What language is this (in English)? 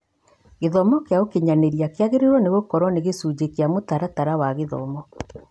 Kikuyu